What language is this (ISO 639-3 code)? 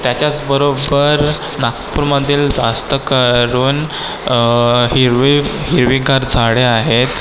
mar